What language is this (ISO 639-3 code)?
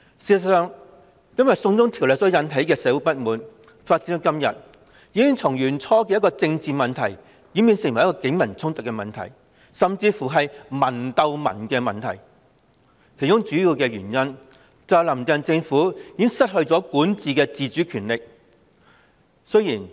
yue